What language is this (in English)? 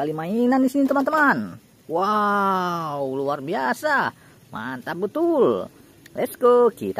Indonesian